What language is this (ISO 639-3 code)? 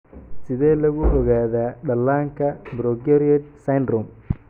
som